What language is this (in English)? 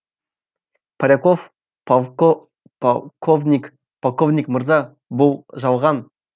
Kazakh